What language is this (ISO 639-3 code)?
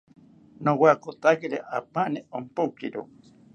cpy